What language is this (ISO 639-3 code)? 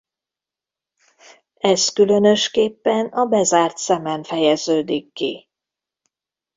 hun